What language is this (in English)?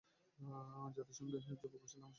Bangla